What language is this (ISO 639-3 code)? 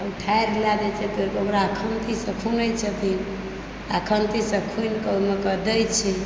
mai